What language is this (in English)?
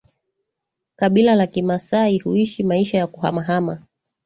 Swahili